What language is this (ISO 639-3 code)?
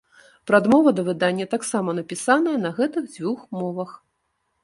bel